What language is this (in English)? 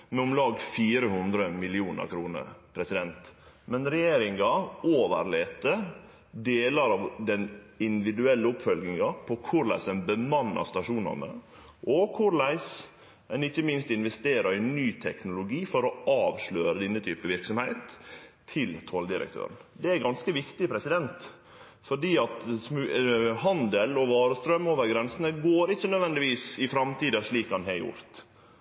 Norwegian Nynorsk